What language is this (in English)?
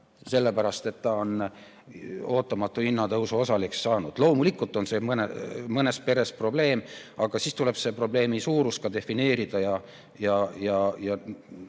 Estonian